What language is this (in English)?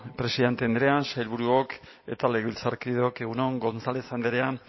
Basque